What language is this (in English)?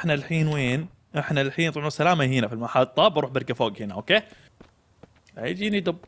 Arabic